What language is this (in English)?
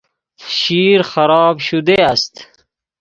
Persian